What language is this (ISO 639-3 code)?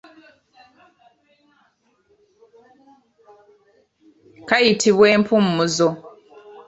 lug